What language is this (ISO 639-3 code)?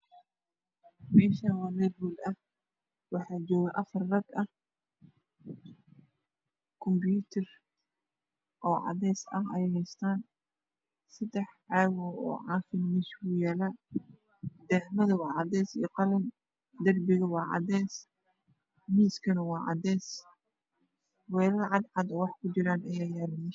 som